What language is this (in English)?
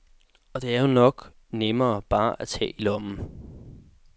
Danish